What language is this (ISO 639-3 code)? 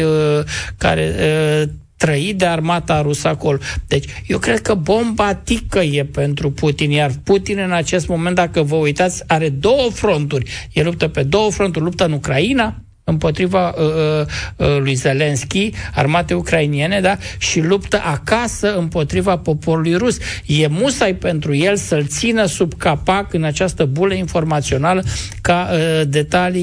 ron